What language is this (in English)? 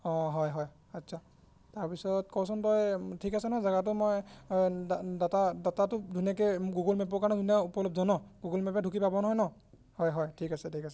Assamese